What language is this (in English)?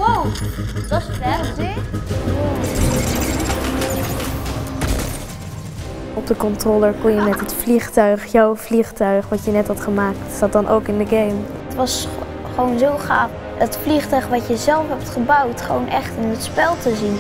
Dutch